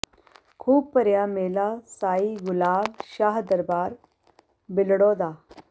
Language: Punjabi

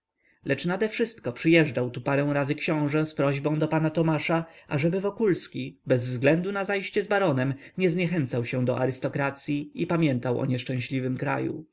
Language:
Polish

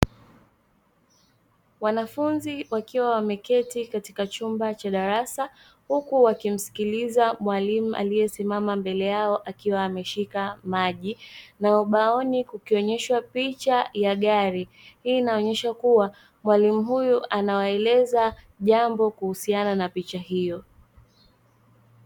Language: Swahili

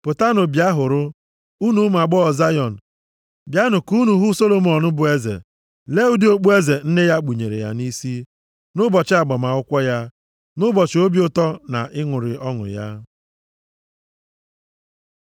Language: Igbo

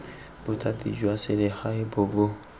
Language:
Tswana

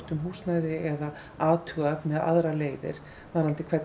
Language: Icelandic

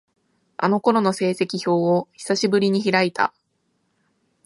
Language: Japanese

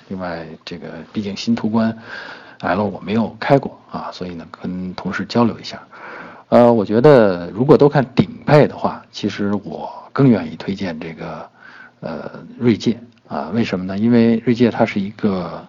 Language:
Chinese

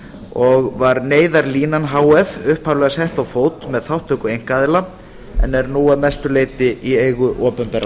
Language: Icelandic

